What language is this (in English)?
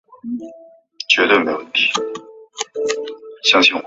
Chinese